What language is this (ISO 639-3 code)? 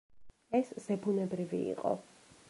kat